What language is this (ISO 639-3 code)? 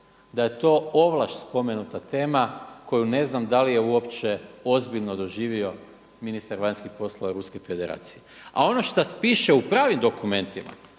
hrv